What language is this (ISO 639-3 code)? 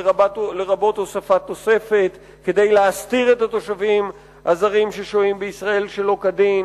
heb